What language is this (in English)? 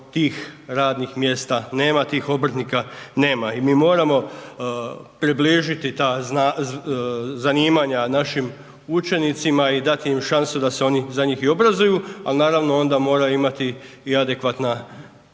Croatian